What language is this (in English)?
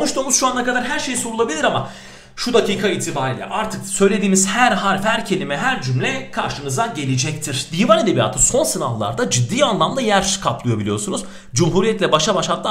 Turkish